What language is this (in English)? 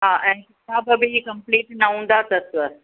Sindhi